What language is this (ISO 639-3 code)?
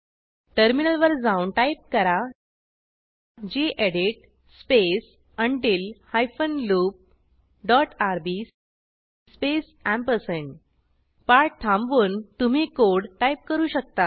mar